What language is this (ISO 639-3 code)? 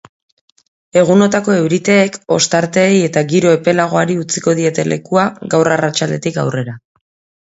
eus